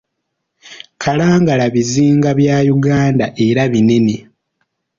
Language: Ganda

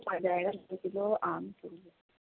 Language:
Urdu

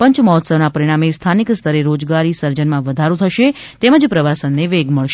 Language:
Gujarati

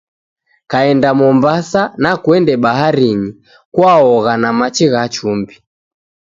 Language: Taita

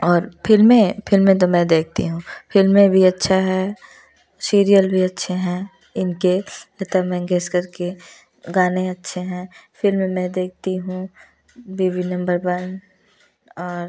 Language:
Hindi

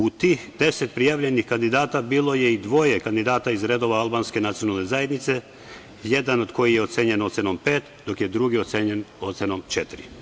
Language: Serbian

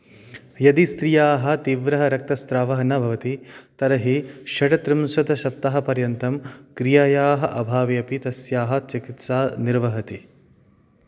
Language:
Sanskrit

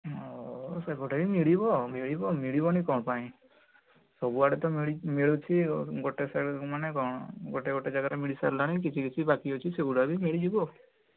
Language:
Odia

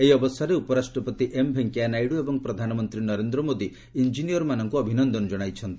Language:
Odia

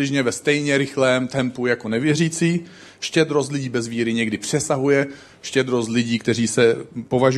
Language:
Czech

